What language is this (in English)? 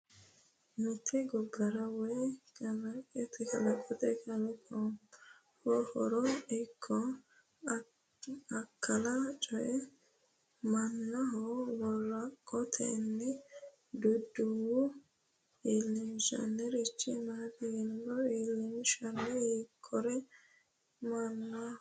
Sidamo